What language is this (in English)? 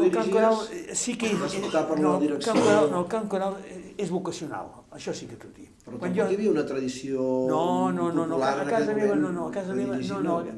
Catalan